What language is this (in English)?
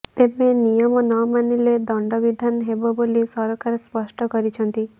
Odia